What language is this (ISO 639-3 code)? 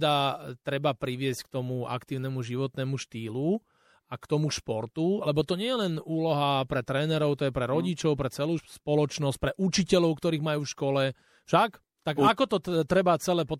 slk